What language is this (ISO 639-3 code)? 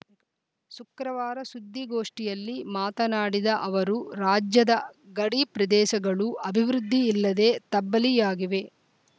kan